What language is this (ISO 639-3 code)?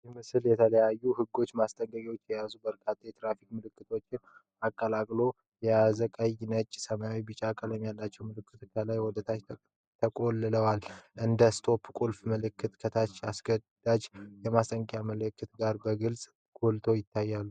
amh